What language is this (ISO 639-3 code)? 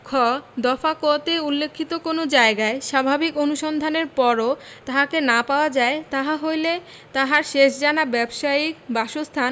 ben